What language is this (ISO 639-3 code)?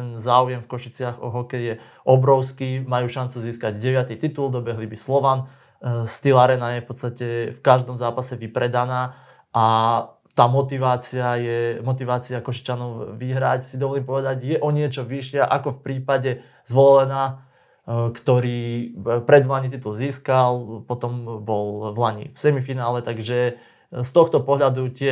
slk